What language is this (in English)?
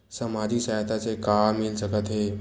Chhattisgarhi